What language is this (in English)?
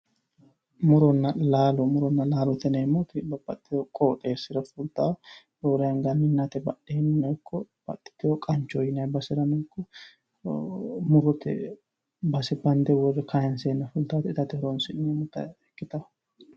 Sidamo